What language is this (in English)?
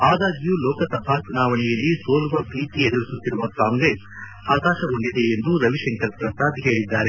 Kannada